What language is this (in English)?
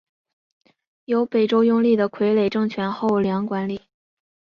Chinese